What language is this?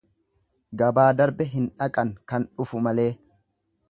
Oromo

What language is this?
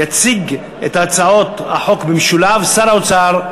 Hebrew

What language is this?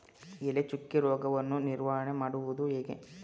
Kannada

